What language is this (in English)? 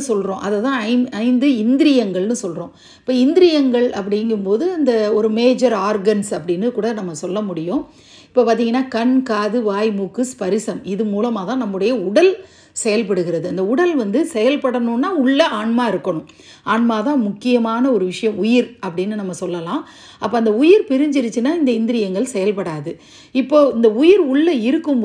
Dutch